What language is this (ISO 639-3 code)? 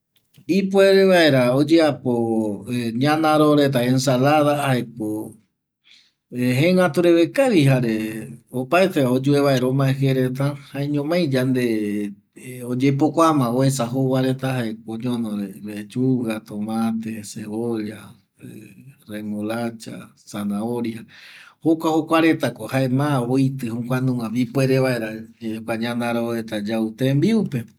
gui